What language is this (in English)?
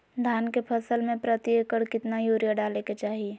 Magahi